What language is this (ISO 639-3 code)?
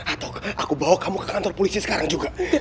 ind